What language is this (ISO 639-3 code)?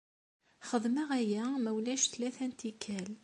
kab